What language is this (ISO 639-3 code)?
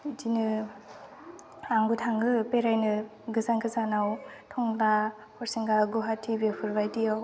brx